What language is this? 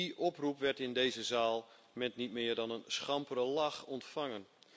Dutch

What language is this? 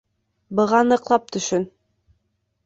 Bashkir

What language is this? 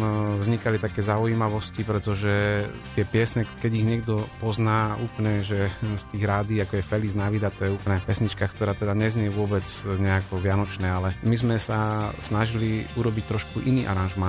Slovak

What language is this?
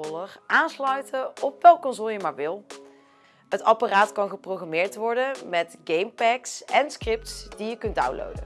Dutch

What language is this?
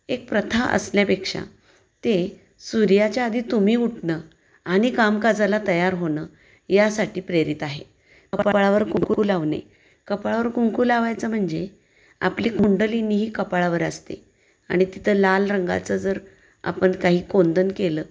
Marathi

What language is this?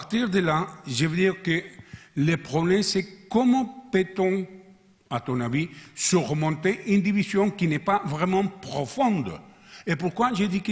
French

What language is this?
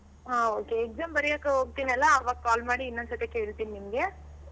Kannada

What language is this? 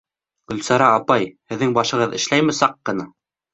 Bashkir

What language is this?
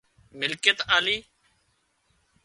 Wadiyara Koli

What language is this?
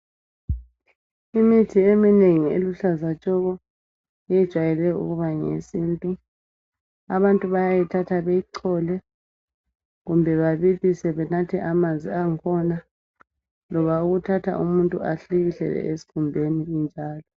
North Ndebele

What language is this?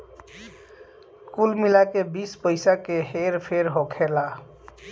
Bhojpuri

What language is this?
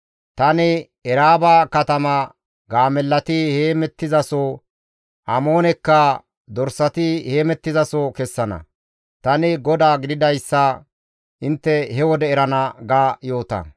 Gamo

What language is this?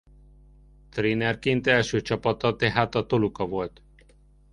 Hungarian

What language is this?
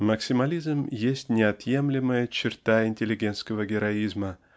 Russian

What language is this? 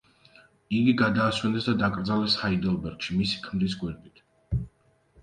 Georgian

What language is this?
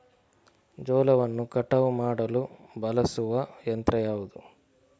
Kannada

